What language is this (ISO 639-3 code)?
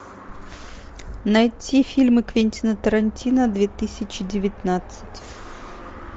rus